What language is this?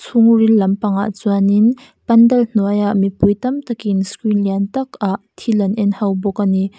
Mizo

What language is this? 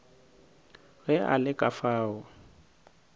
Northern Sotho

